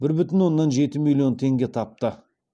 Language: Kazakh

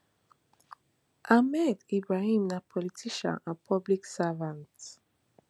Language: Nigerian Pidgin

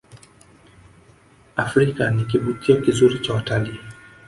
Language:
Swahili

